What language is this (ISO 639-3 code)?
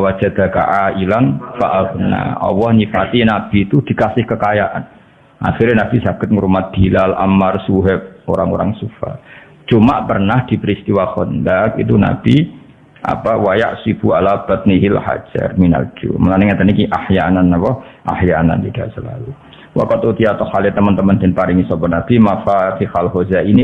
ind